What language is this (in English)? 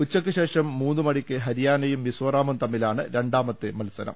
Malayalam